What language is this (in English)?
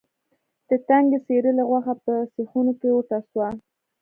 Pashto